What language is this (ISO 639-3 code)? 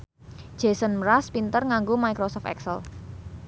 jav